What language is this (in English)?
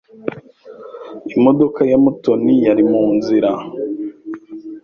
Kinyarwanda